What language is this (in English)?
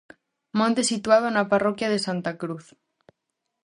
Galician